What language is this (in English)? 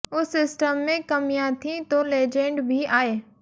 Hindi